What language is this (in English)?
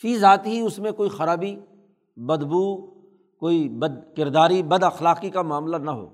Urdu